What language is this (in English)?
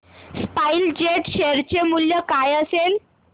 Marathi